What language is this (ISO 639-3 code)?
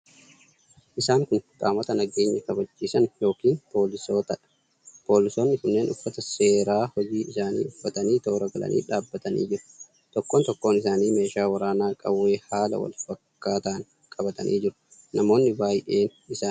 orm